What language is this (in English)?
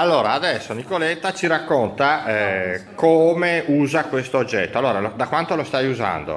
Italian